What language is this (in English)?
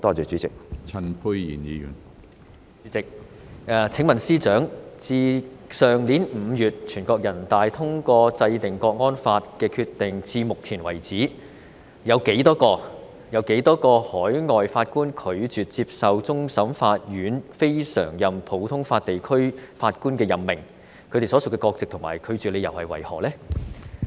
Cantonese